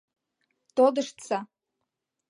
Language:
Mari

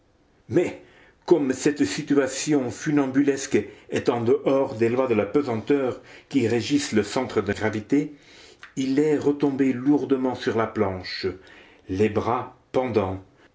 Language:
French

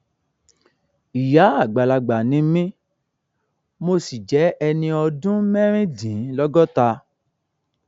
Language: Yoruba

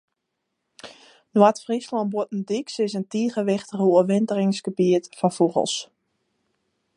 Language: Western Frisian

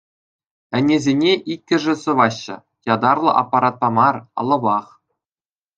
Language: Chuvash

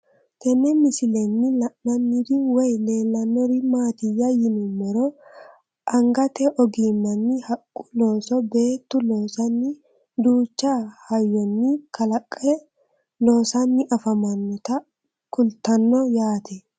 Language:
Sidamo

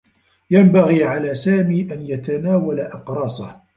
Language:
Arabic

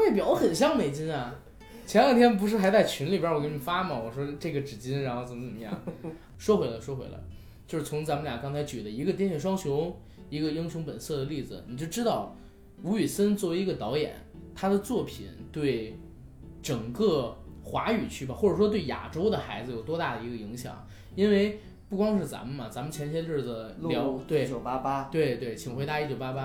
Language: Chinese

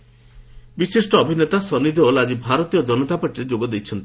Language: Odia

